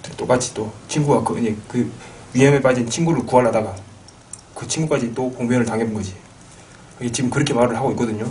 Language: Korean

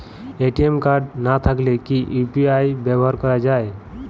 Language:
Bangla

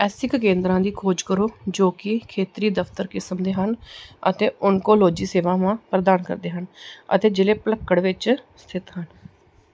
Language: Punjabi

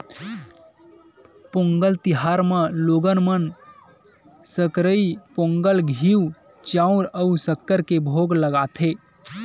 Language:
Chhattisgarhi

